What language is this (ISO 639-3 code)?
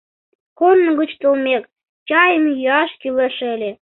chm